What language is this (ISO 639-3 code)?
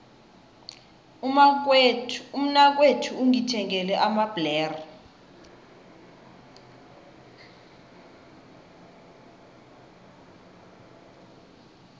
nbl